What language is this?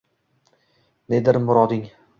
Uzbek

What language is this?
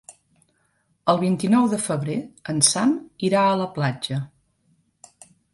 Catalan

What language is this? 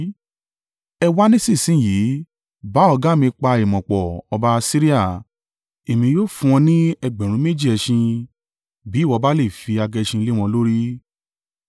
Yoruba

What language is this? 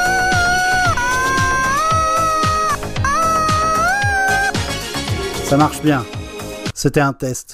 French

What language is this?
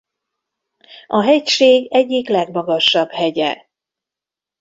Hungarian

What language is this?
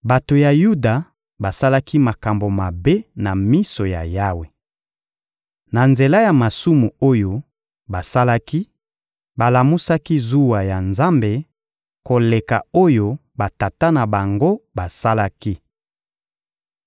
Lingala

